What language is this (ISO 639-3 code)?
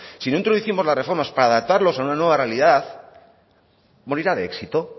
spa